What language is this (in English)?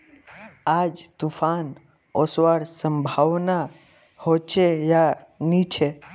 Magahi